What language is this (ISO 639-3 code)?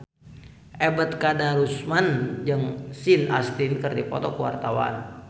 sun